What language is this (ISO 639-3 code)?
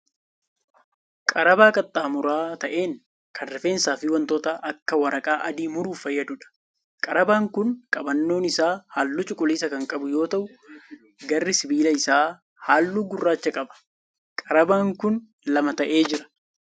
orm